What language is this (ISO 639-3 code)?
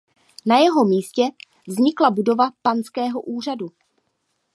ces